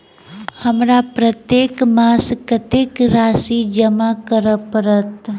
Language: Maithili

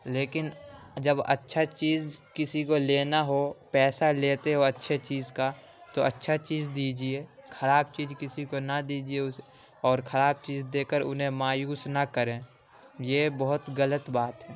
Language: Urdu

